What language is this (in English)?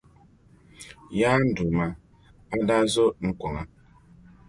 Dagbani